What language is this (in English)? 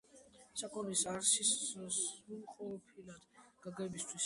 Georgian